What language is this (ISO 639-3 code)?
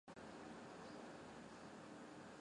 zho